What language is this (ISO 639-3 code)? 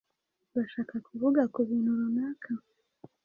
kin